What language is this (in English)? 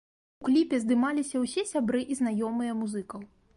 Belarusian